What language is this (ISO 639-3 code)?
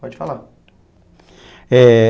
por